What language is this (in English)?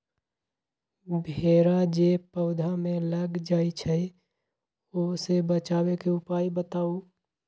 Magahi